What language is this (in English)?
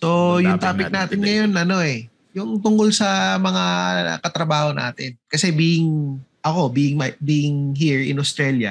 Filipino